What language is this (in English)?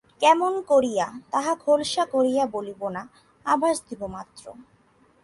Bangla